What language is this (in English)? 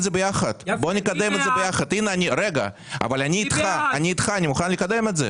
Hebrew